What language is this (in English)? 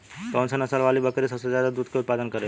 Bhojpuri